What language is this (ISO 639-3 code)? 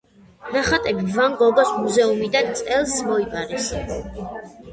kat